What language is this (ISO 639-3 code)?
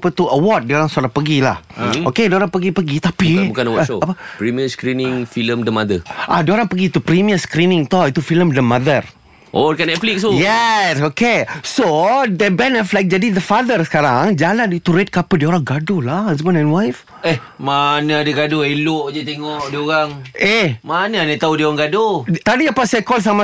msa